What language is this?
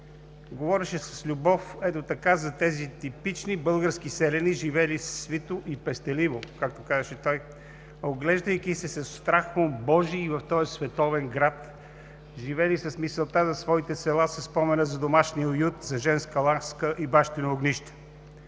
Bulgarian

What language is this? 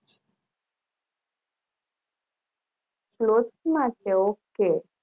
Gujarati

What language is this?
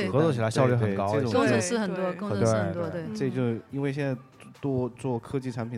Chinese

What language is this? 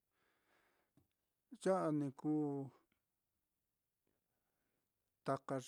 Mitlatongo Mixtec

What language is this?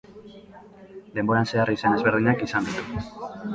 Basque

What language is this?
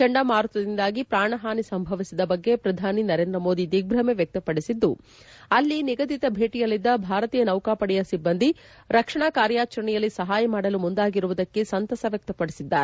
Kannada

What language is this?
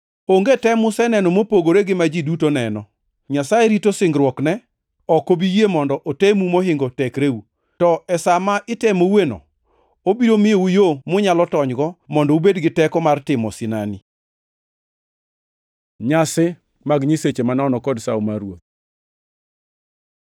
Luo (Kenya and Tanzania)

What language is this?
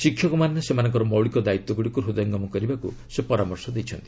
Odia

